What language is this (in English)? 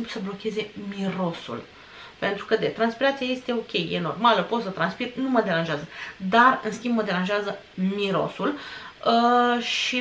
Romanian